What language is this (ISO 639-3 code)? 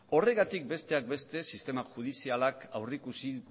eus